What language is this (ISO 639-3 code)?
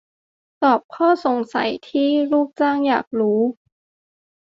tha